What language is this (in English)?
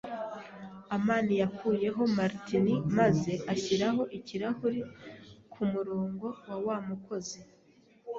Kinyarwanda